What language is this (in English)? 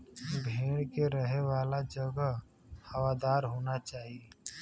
Bhojpuri